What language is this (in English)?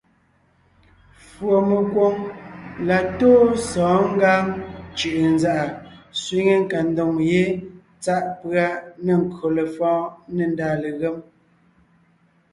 Ngiemboon